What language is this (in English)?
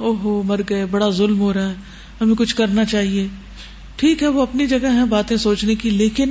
Urdu